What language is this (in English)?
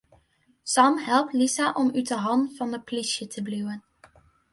Western Frisian